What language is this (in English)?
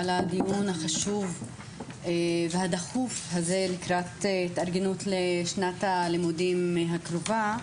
Hebrew